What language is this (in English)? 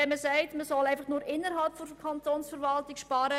Swiss German